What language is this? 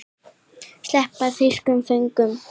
Icelandic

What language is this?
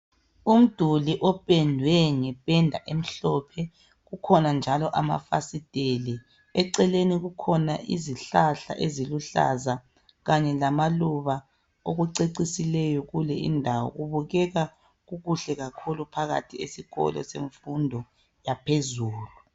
North Ndebele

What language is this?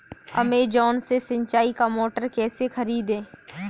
Hindi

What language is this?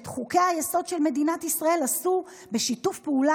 Hebrew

